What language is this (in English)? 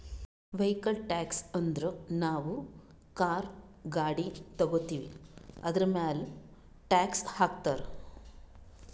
Kannada